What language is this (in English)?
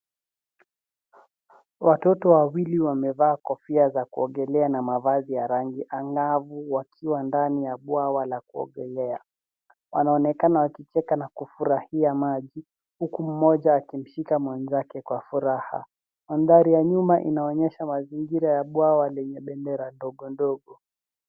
Swahili